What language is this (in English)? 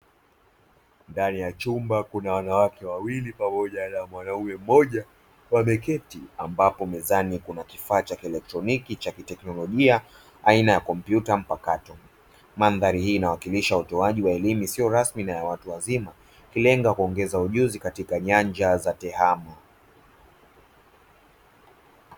Swahili